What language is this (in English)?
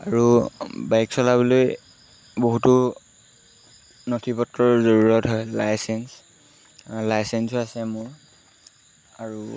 Assamese